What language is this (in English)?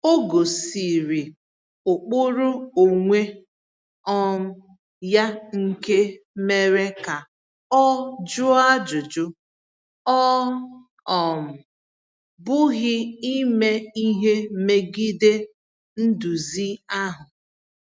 Igbo